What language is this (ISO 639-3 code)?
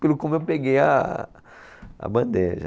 por